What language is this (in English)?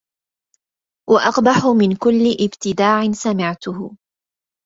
Arabic